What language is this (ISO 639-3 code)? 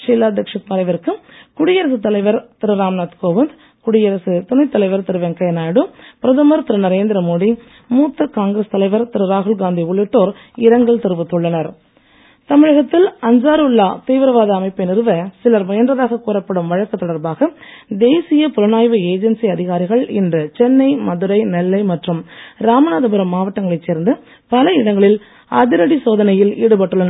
tam